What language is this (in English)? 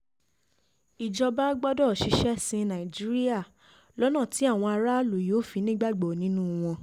Yoruba